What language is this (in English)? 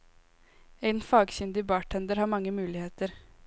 Norwegian